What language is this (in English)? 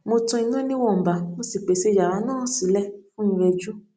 Yoruba